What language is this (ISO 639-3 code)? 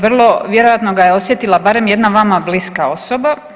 hrv